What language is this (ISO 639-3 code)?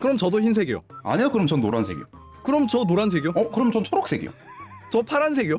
kor